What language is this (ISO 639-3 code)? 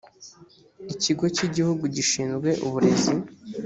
kin